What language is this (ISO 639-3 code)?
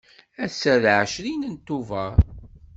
kab